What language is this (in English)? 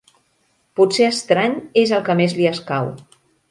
Catalan